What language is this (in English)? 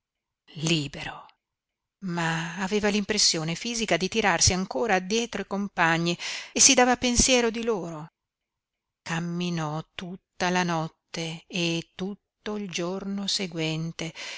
Italian